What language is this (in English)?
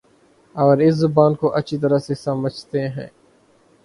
Urdu